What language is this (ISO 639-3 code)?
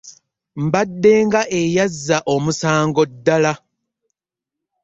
lug